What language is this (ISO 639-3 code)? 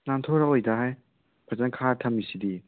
mni